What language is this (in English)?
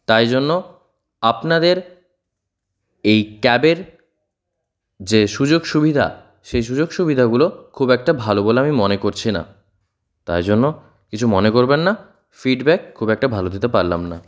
Bangla